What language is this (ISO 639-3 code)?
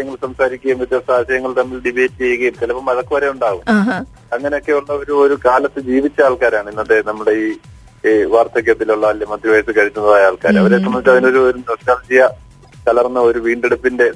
mal